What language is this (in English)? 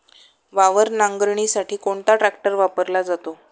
Marathi